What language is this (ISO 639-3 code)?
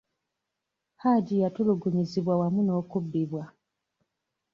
lug